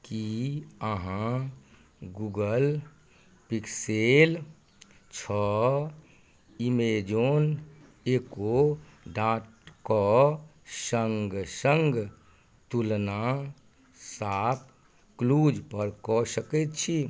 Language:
Maithili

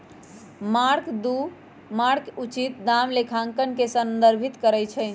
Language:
Magahi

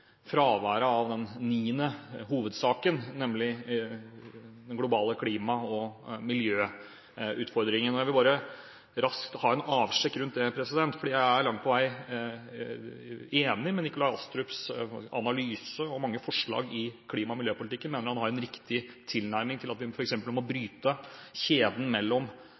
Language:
Norwegian Bokmål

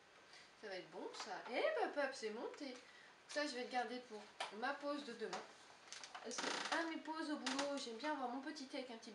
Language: French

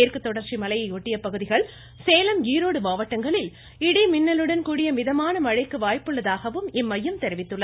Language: Tamil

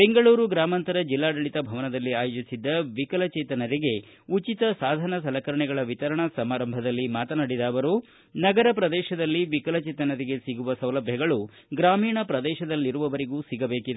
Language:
Kannada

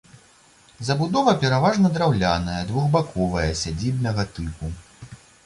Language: Belarusian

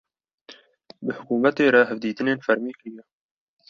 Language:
Kurdish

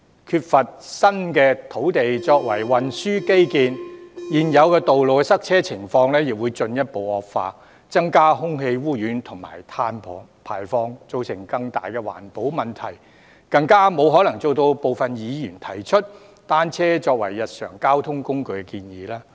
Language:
Cantonese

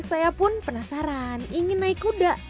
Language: Indonesian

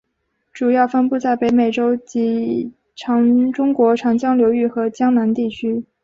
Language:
Chinese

